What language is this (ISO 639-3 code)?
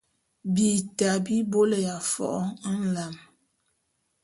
bum